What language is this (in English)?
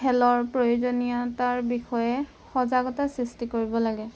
Assamese